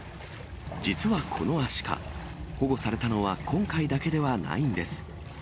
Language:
Japanese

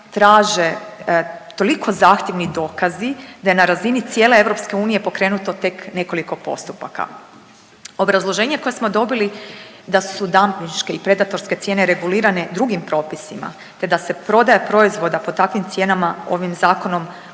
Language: Croatian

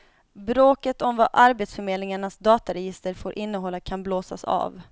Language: Swedish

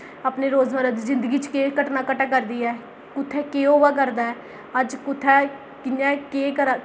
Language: Dogri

